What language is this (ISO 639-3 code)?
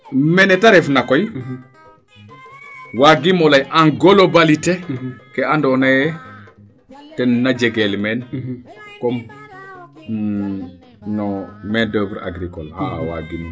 srr